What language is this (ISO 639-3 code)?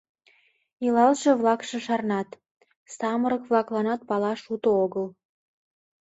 chm